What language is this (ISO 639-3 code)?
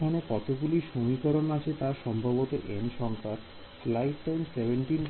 ben